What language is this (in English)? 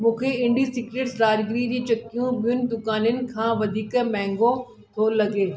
Sindhi